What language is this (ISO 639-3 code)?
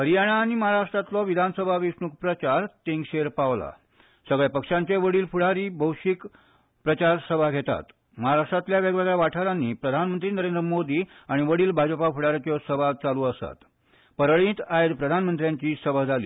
kok